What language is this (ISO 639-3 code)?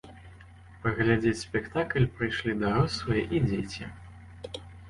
bel